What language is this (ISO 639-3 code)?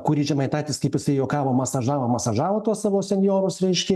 lit